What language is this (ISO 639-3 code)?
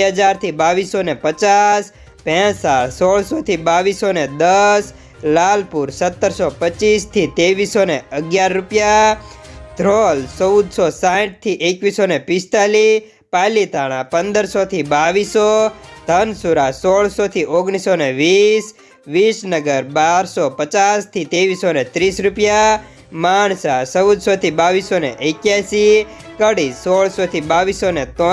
hin